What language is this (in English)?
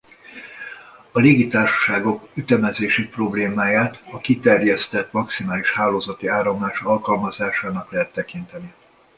Hungarian